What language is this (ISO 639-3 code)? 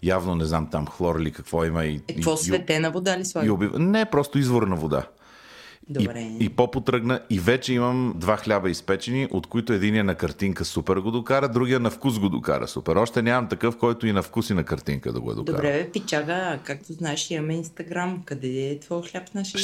bul